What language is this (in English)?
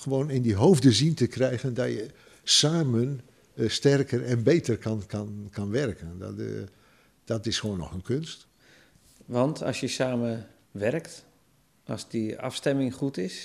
Dutch